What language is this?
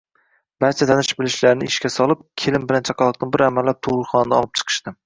Uzbek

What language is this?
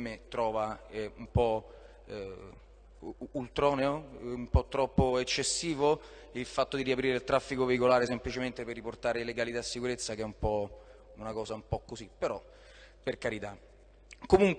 Italian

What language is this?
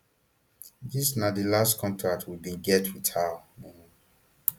Nigerian Pidgin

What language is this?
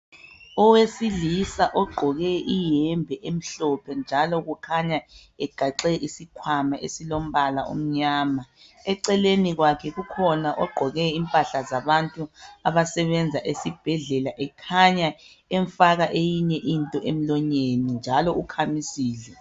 North Ndebele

